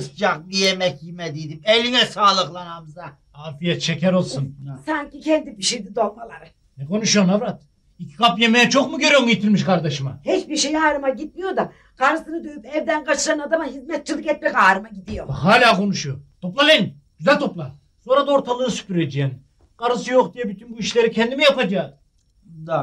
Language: Turkish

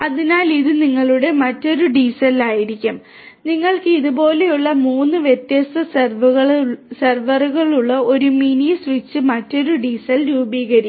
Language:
Malayalam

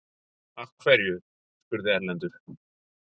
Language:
Icelandic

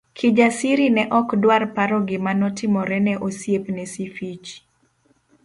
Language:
Luo (Kenya and Tanzania)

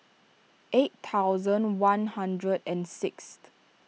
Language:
English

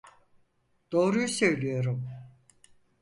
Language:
Turkish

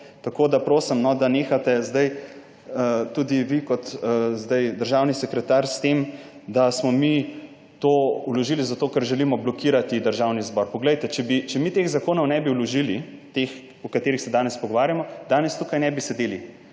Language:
Slovenian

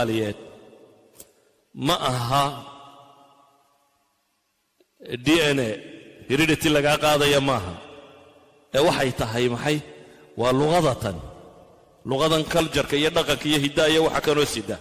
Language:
Arabic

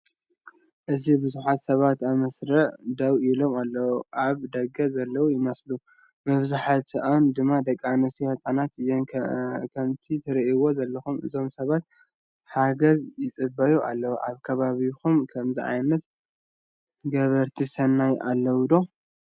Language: Tigrinya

